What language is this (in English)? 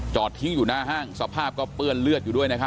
Thai